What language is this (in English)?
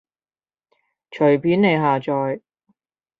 Cantonese